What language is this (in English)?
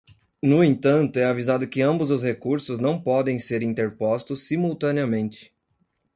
Portuguese